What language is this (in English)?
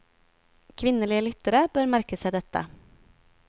Norwegian